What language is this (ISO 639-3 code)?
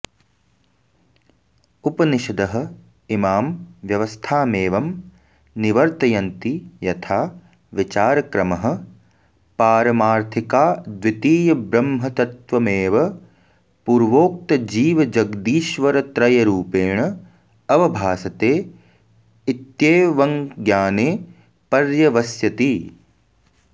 san